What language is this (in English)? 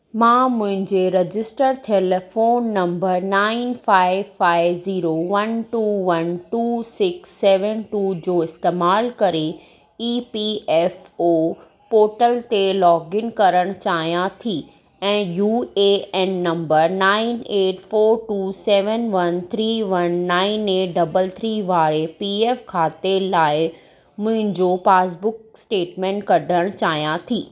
Sindhi